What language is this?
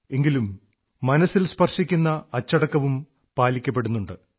Malayalam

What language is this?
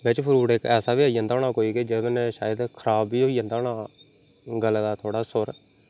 Dogri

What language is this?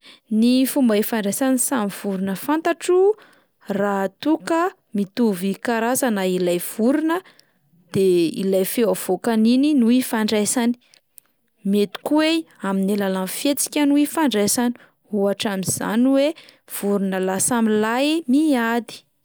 Malagasy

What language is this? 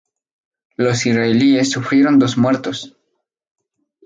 Spanish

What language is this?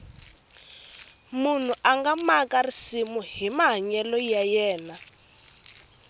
Tsonga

